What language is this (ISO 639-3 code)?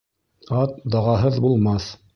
bak